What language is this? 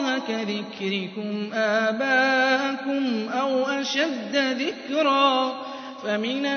Arabic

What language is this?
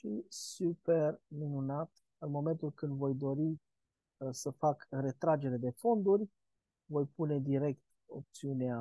Romanian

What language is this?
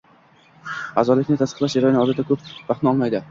Uzbek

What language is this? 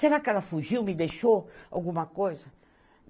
Portuguese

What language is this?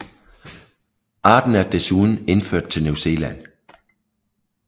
Danish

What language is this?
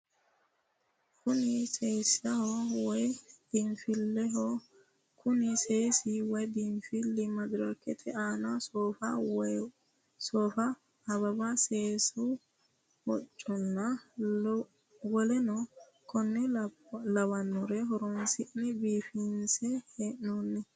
Sidamo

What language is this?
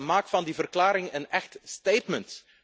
Dutch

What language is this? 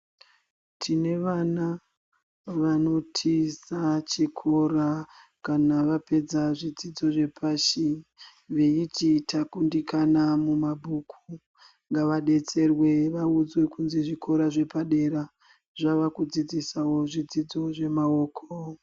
Ndau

